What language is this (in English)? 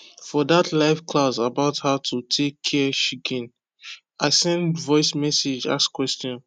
Nigerian Pidgin